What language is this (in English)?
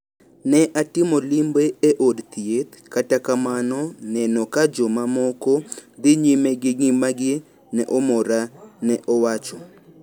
Luo (Kenya and Tanzania)